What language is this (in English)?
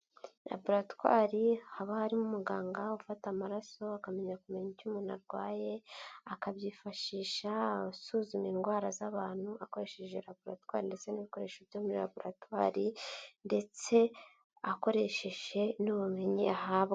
Kinyarwanda